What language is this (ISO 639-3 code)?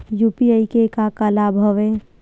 hne